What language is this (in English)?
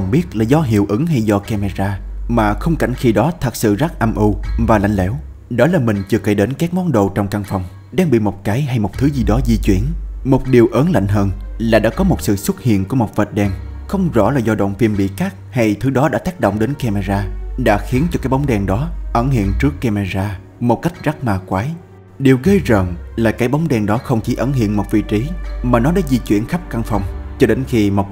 Vietnamese